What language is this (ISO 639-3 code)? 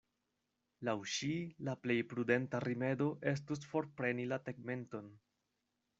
epo